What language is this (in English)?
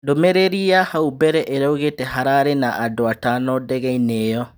Kikuyu